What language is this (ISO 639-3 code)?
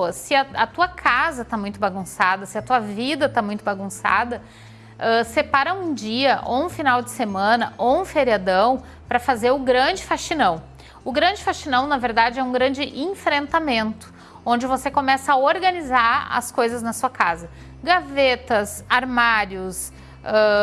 por